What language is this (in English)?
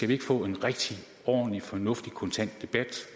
Danish